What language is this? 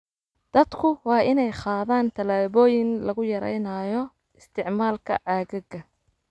Somali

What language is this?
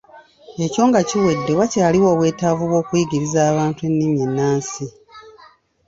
Ganda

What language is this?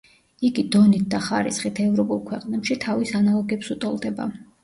Georgian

